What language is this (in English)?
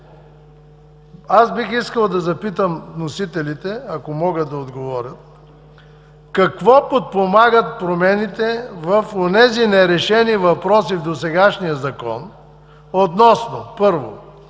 Bulgarian